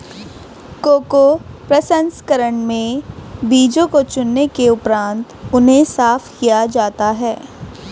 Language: Hindi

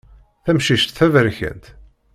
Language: Kabyle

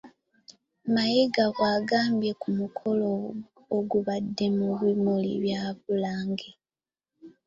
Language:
Ganda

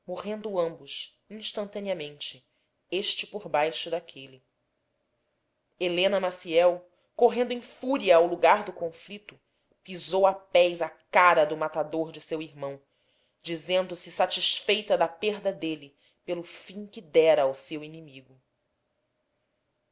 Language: Portuguese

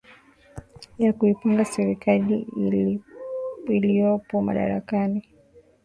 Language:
Swahili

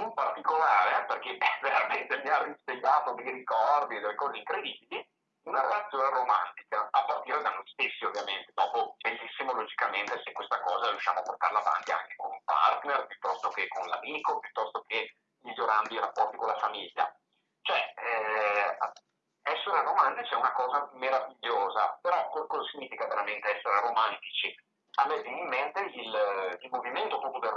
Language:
Italian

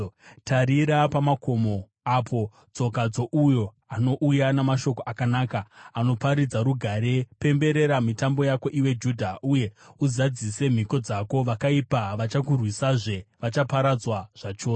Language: Shona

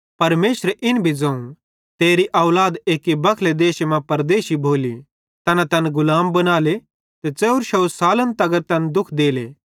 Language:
Bhadrawahi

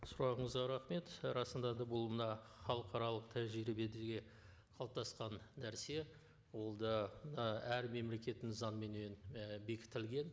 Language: Kazakh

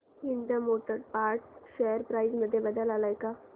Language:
Marathi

